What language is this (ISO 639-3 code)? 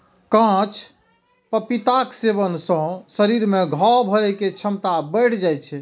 mai